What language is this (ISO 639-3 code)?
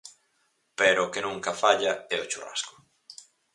glg